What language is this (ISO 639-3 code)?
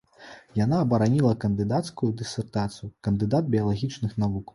bel